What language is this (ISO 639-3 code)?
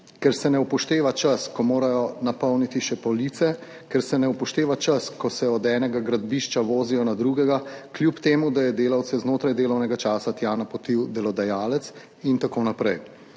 slv